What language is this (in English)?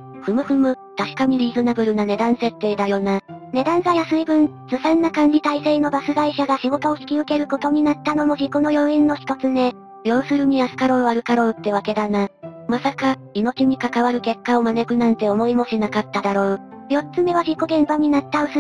Japanese